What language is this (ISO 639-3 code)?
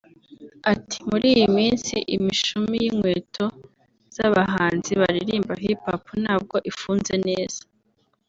kin